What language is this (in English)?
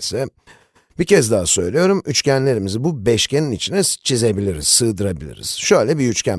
Turkish